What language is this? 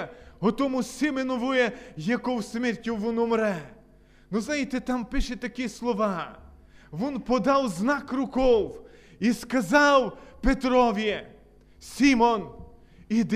Ukrainian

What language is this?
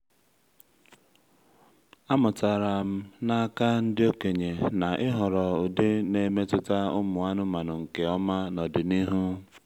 Igbo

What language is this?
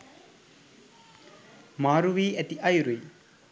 Sinhala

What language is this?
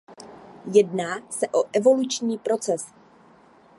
Czech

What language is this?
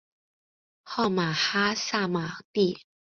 Chinese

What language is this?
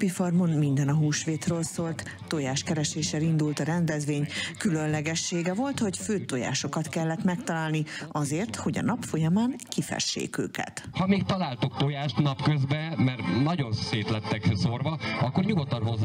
Hungarian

